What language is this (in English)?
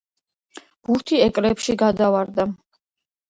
Georgian